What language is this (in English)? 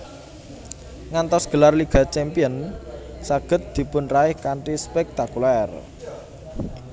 Javanese